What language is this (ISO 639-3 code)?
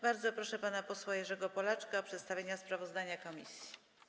pol